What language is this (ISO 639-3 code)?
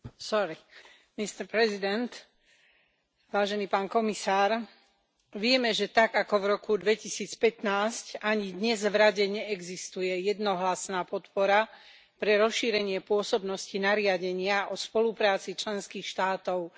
slk